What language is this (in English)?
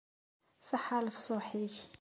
Kabyle